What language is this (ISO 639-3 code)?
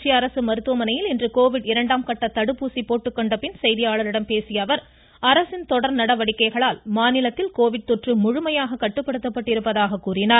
tam